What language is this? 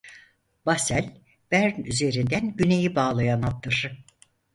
Turkish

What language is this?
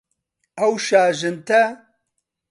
Central Kurdish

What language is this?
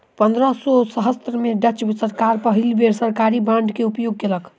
Maithili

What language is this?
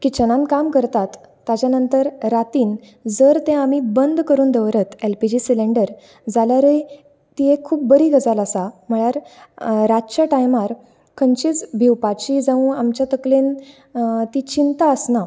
Konkani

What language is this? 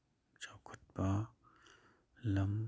Manipuri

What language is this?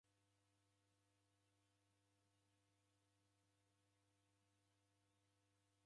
Taita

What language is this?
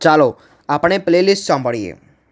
Gujarati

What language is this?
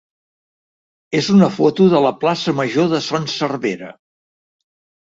Catalan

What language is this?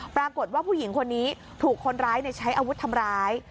Thai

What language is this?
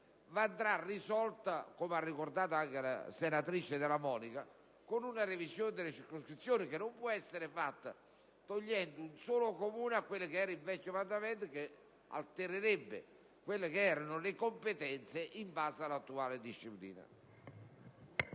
Italian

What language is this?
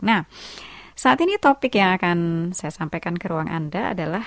Indonesian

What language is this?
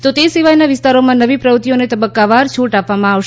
Gujarati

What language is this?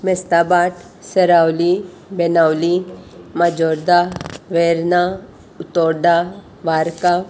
Konkani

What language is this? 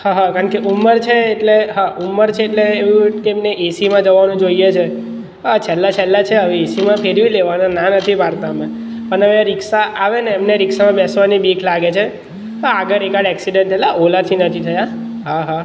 Gujarati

